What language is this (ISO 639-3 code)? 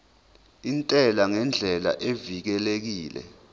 zul